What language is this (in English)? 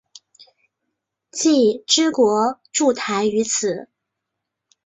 Chinese